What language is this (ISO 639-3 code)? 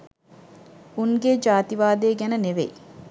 sin